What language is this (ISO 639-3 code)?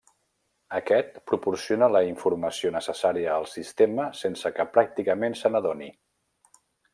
cat